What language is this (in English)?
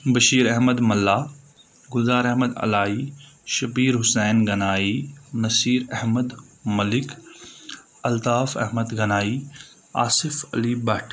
Kashmiri